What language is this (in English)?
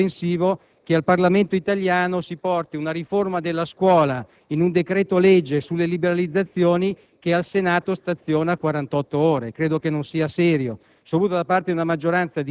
Italian